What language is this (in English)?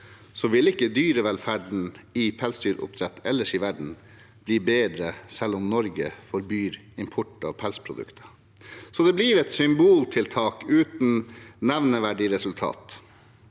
Norwegian